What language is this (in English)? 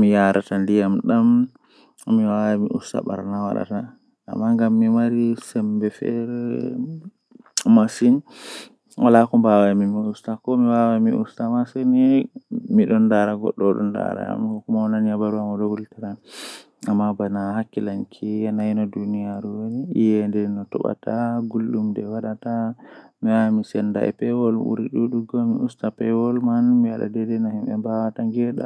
Western Niger Fulfulde